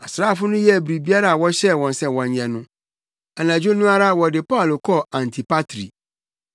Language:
Akan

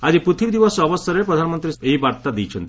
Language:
Odia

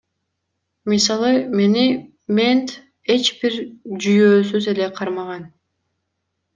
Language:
Kyrgyz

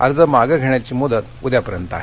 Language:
Marathi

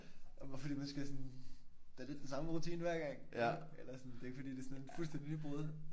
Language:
Danish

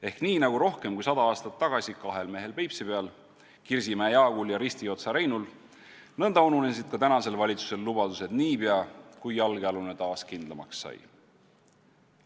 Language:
Estonian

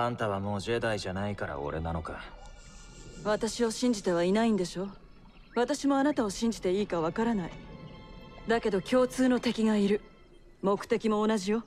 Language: Japanese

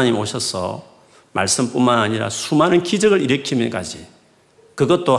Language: Korean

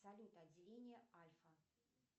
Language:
Russian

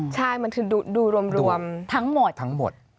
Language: Thai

